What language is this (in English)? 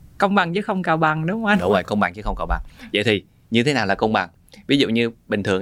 Vietnamese